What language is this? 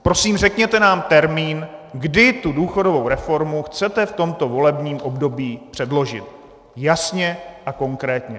Czech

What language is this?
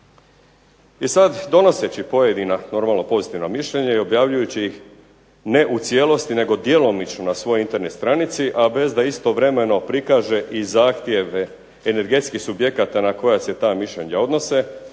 Croatian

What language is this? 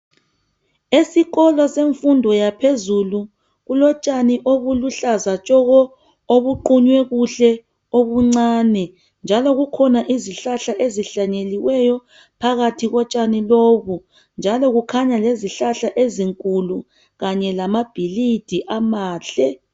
North Ndebele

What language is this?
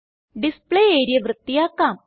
Malayalam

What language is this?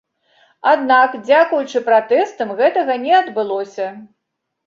Belarusian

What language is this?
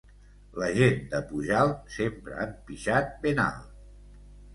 Catalan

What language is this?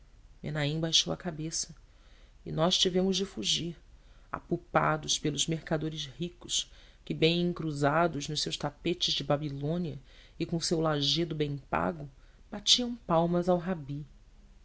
Portuguese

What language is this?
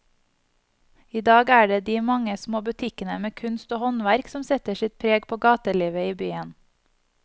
Norwegian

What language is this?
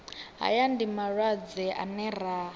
Venda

